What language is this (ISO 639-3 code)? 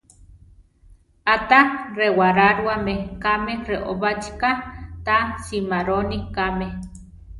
tar